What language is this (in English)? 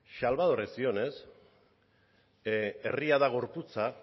Basque